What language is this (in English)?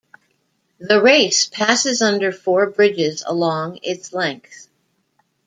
English